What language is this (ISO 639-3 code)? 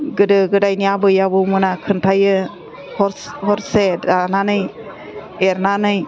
brx